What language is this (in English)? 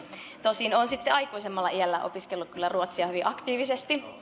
Finnish